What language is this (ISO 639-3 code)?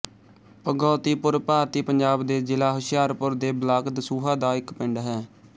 pan